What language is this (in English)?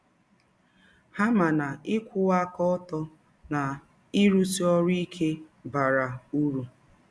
Igbo